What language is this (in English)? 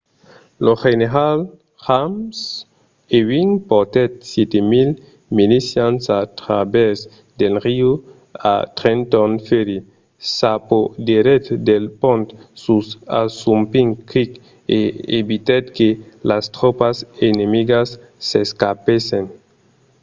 Occitan